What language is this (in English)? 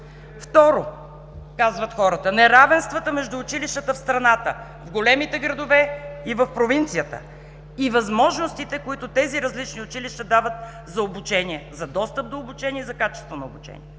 Bulgarian